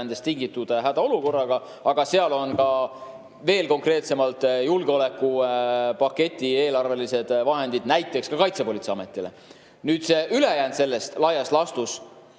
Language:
Estonian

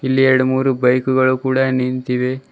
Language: Kannada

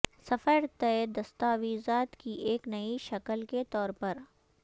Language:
Urdu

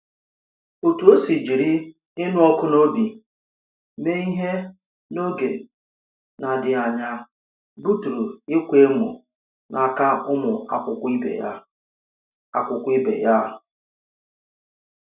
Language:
Igbo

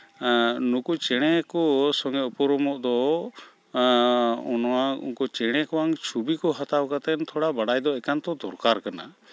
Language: Santali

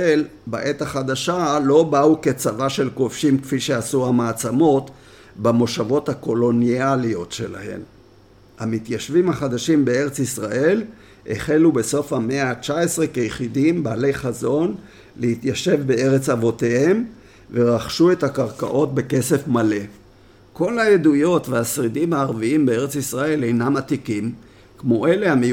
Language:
Hebrew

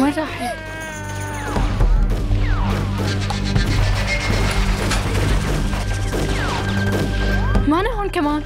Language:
Arabic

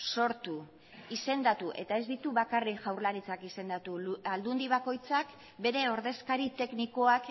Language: Basque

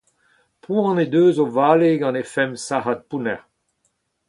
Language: Breton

